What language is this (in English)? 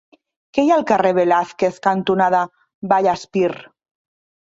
Catalan